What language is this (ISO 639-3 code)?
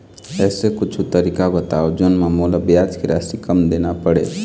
hne